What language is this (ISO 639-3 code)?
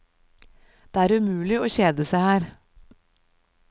nor